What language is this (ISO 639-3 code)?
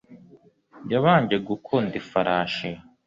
kin